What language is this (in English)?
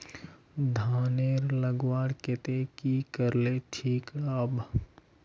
Magahi